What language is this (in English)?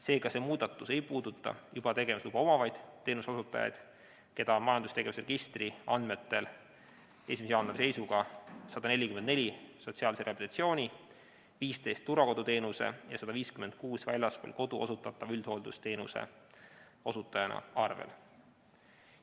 Estonian